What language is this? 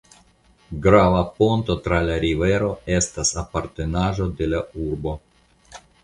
Esperanto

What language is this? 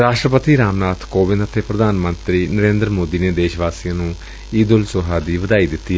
Punjabi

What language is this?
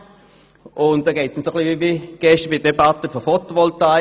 Swiss German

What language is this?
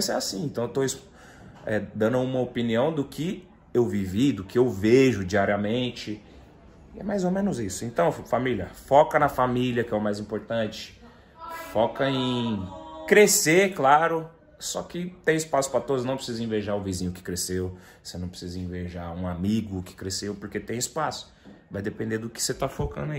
Portuguese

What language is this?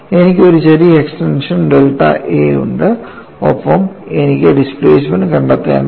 Malayalam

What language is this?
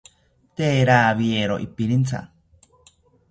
South Ucayali Ashéninka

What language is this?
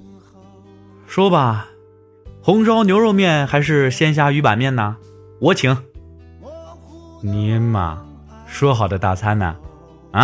Chinese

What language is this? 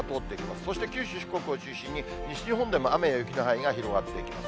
Japanese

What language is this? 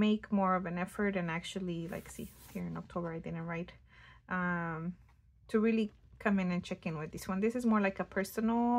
English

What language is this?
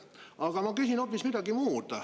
Estonian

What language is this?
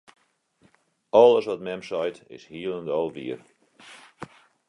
Western Frisian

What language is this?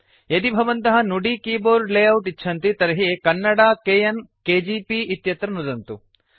Sanskrit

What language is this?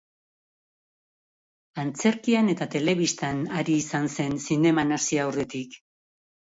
Basque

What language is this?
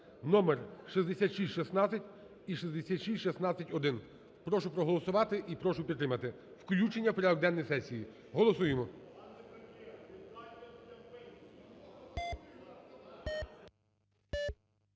Ukrainian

